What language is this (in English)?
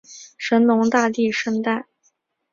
Chinese